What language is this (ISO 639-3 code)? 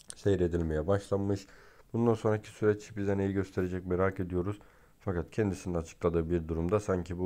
tur